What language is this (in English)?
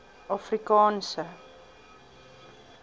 Afrikaans